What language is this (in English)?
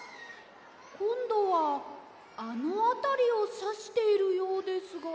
Japanese